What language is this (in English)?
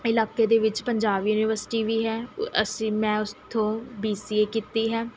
Punjabi